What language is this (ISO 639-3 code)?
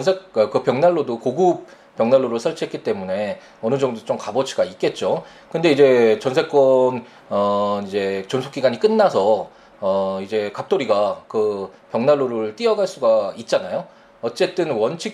kor